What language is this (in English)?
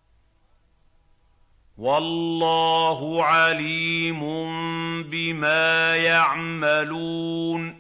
Arabic